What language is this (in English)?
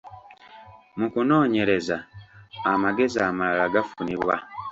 Ganda